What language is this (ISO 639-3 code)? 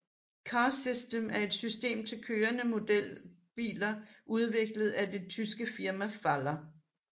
dan